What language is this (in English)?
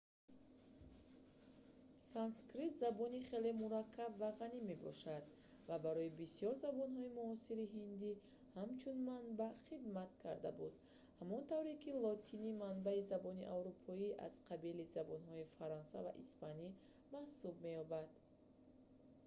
Tajik